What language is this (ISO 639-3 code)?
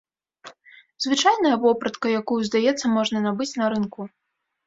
bel